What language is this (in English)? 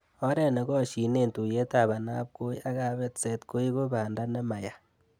Kalenjin